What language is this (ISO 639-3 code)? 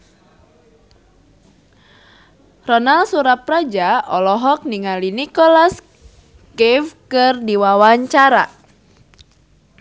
sun